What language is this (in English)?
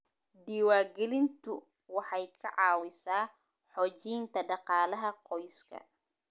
Somali